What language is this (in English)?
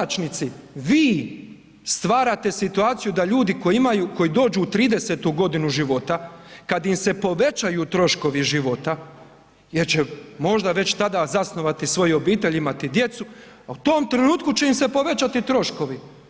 Croatian